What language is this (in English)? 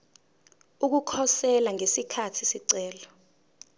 Zulu